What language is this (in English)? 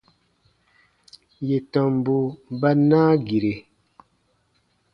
Baatonum